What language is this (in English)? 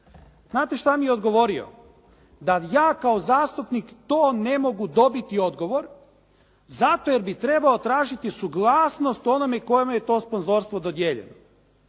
Croatian